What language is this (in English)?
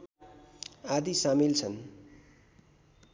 Nepali